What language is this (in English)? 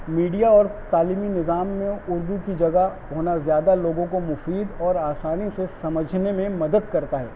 Urdu